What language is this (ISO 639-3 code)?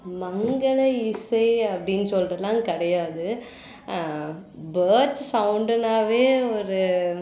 tam